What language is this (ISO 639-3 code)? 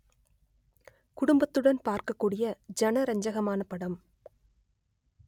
tam